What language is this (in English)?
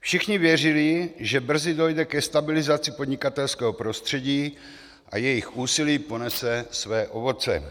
Czech